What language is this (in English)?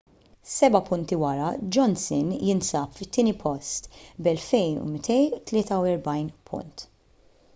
Maltese